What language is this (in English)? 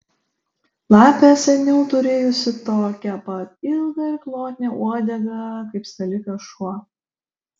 Lithuanian